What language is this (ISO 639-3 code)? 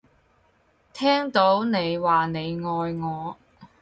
yue